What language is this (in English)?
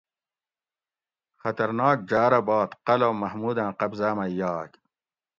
Gawri